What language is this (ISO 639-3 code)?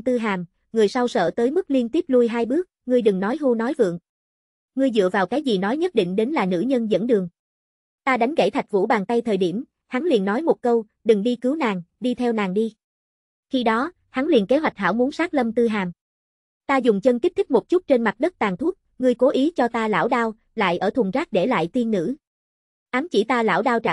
vie